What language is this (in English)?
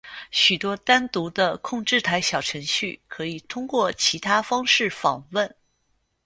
Chinese